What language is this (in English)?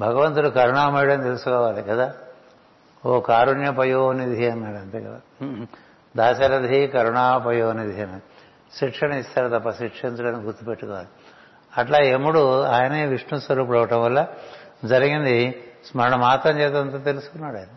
Telugu